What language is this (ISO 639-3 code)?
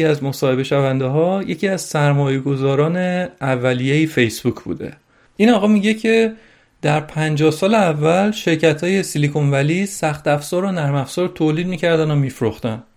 fas